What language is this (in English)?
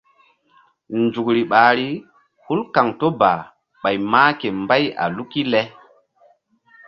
Mbum